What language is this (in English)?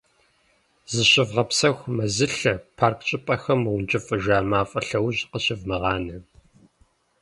Kabardian